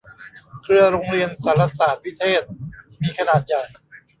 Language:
Thai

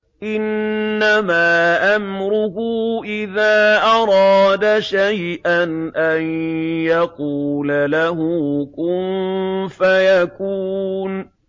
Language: Arabic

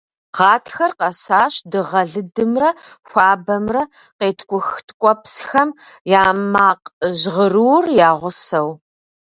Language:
Kabardian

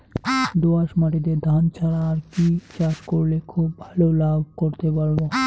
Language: Bangla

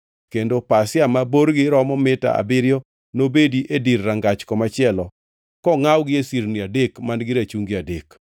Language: Luo (Kenya and Tanzania)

